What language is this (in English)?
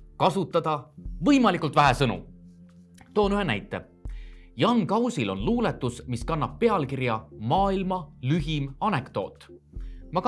Estonian